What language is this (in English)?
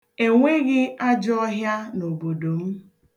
Igbo